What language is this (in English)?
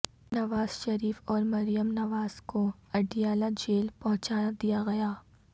Urdu